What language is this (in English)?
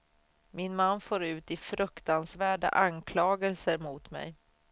Swedish